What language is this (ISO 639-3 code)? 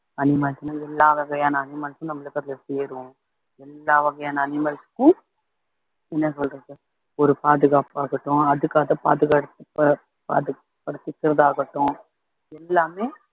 tam